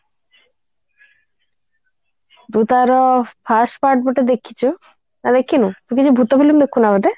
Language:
Odia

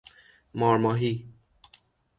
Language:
Persian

